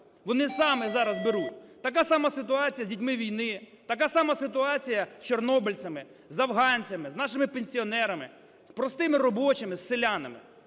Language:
Ukrainian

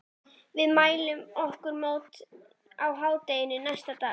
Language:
Icelandic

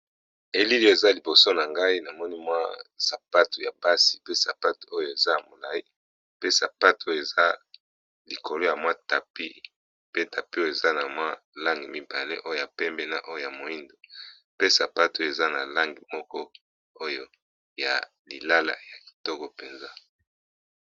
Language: Lingala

